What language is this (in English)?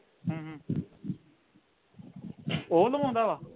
Punjabi